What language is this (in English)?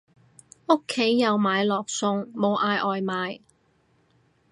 Cantonese